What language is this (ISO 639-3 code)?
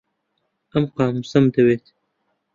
ckb